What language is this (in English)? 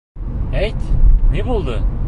Bashkir